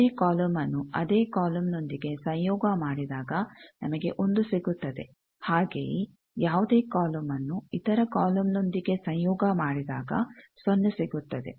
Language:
Kannada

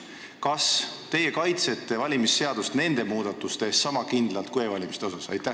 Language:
Estonian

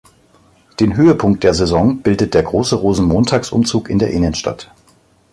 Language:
German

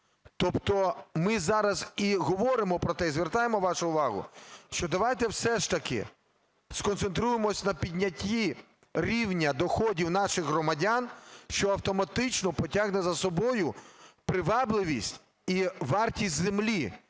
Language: Ukrainian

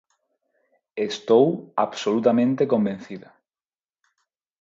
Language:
Galician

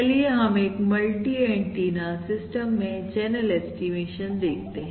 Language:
Hindi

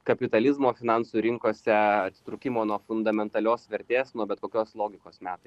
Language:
Lithuanian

